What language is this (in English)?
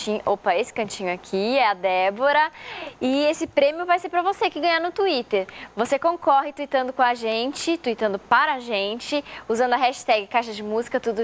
Portuguese